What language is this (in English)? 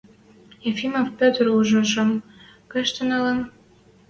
Western Mari